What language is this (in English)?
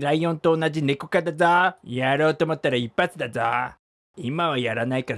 Japanese